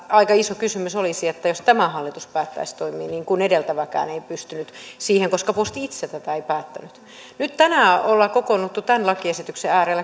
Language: Finnish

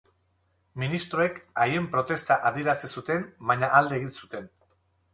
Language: Basque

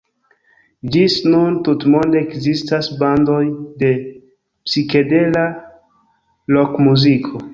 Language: Esperanto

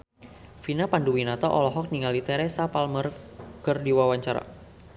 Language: Sundanese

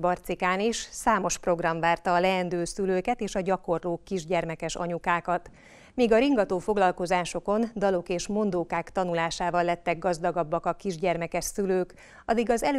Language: Hungarian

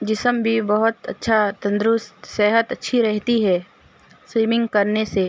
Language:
Urdu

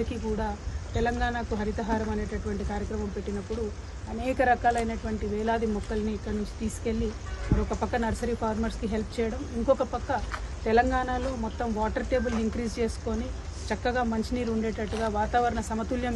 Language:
Telugu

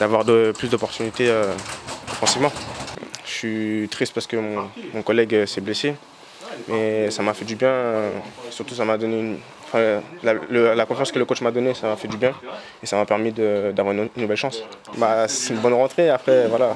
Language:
French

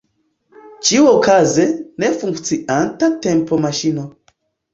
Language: Esperanto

